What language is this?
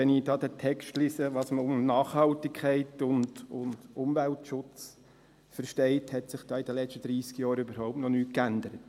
Swiss German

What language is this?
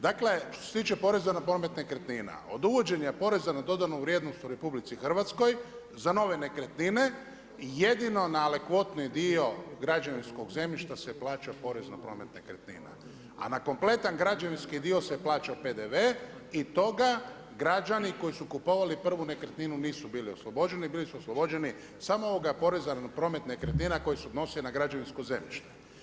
Croatian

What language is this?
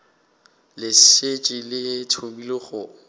Northern Sotho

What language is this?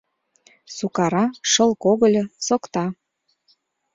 Mari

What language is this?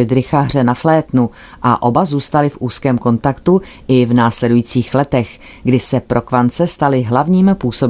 Czech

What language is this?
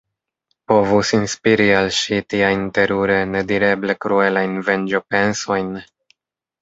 Esperanto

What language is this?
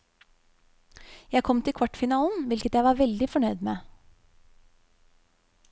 Norwegian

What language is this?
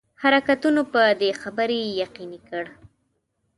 Pashto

